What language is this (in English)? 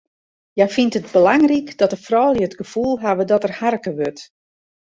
Western Frisian